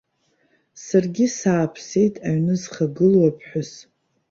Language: Abkhazian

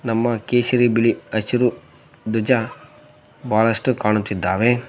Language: Kannada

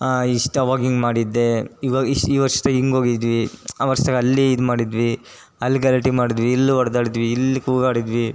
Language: Kannada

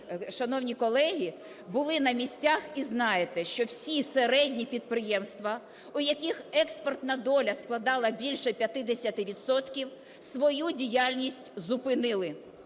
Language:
Ukrainian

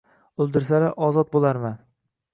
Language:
Uzbek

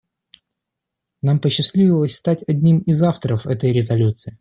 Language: Russian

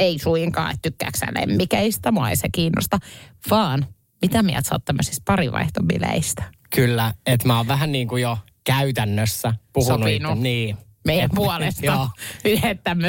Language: Finnish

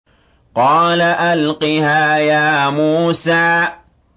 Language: Arabic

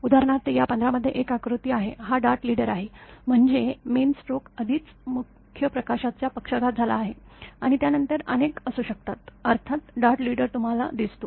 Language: Marathi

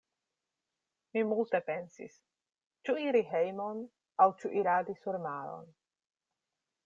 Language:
Esperanto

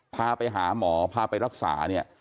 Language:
Thai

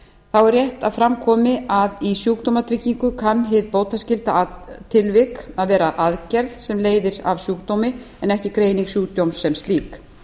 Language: Icelandic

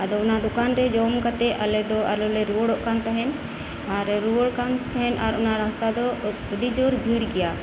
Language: Santali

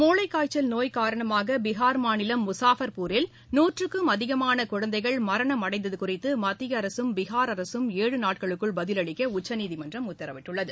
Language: Tamil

